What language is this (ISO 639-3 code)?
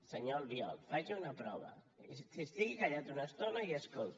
cat